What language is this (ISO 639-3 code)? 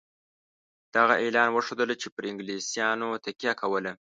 pus